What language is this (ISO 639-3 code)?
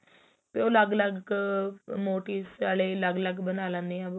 pan